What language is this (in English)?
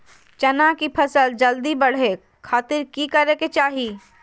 Magahi